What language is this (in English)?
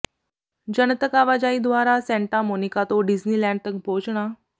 Punjabi